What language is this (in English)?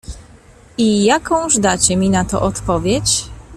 Polish